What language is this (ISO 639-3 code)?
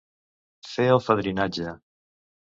cat